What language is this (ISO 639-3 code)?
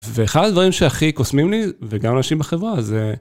heb